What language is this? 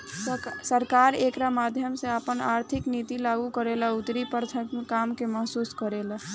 Bhojpuri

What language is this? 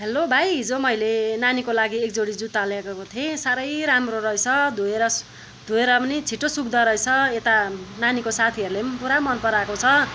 Nepali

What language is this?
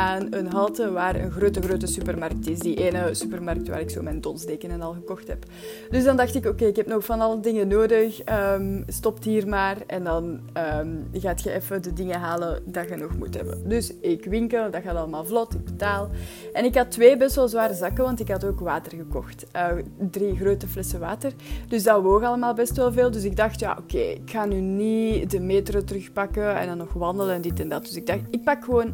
Dutch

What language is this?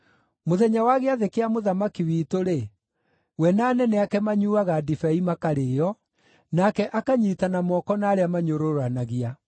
Kikuyu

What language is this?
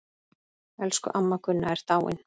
Icelandic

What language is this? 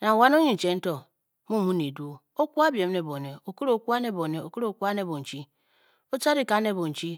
Bokyi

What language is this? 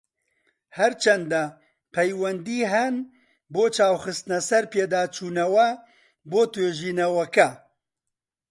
Central Kurdish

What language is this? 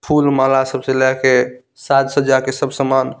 Maithili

